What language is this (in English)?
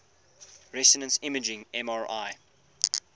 English